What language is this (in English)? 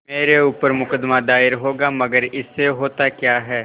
Hindi